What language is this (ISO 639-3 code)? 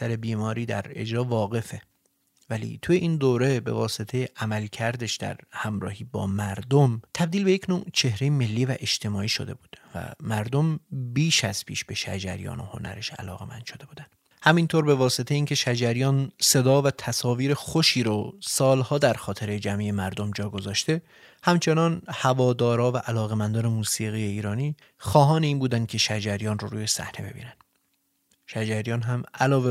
fas